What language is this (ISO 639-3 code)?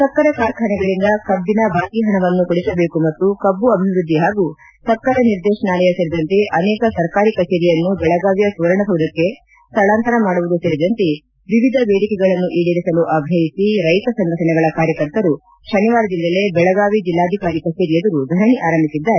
kan